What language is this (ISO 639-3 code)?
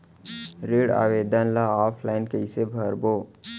hne